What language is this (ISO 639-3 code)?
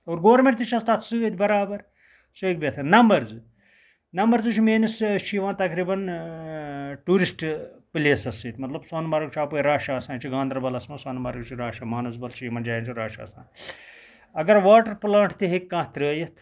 kas